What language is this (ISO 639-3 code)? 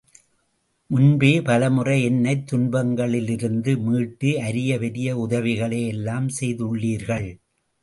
tam